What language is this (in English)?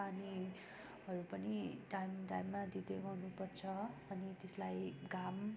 Nepali